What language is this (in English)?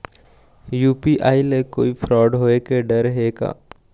Chhattisgarhi